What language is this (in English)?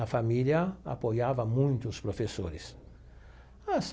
Portuguese